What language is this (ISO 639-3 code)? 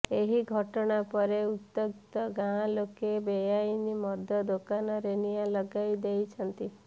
ori